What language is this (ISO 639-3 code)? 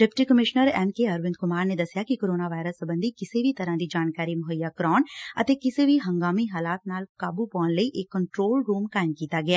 pan